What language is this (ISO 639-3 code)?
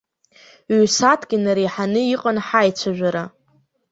abk